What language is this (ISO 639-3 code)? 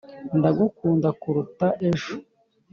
kin